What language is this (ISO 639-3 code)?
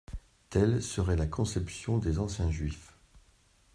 fra